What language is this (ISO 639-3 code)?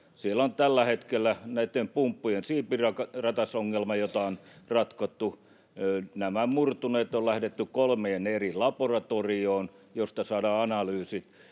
fin